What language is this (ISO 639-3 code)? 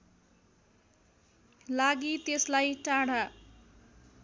nep